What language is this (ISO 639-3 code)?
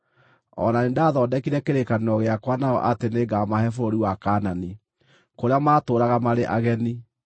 kik